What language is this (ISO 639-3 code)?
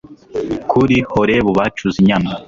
kin